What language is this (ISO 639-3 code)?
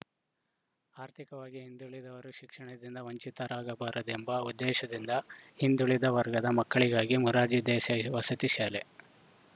kan